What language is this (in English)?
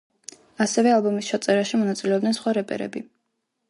Georgian